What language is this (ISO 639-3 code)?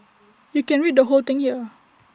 eng